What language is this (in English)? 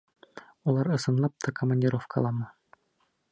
Bashkir